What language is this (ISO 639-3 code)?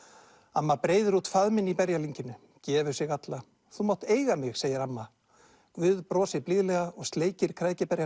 isl